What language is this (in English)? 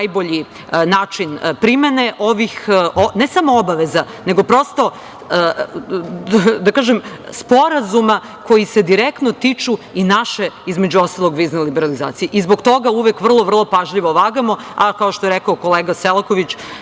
Serbian